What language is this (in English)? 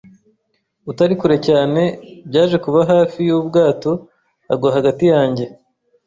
Kinyarwanda